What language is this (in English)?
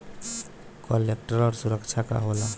Bhojpuri